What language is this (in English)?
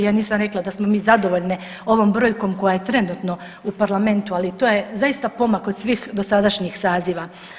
Croatian